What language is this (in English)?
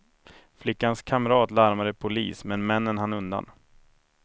Swedish